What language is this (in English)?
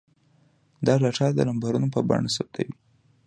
Pashto